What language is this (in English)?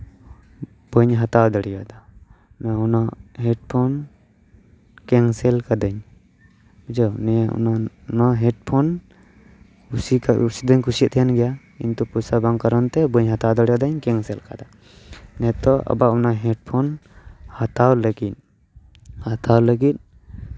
Santali